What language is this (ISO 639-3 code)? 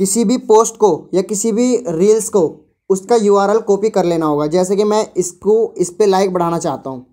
hin